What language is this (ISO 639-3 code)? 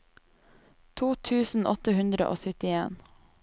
nor